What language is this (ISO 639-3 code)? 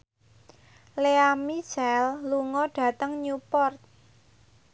jav